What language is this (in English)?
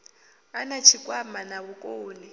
Venda